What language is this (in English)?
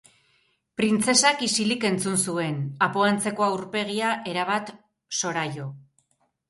Basque